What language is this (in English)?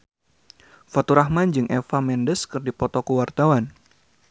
Sundanese